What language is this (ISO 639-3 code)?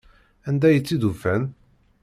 kab